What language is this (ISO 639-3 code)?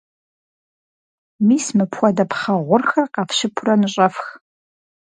kbd